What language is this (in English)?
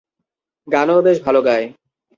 Bangla